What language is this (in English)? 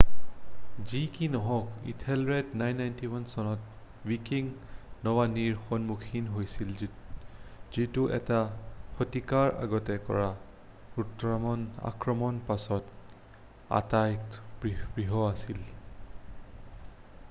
Assamese